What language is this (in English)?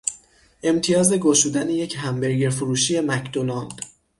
Persian